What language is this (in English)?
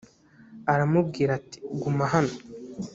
Kinyarwanda